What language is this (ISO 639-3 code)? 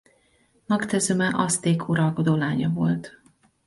hun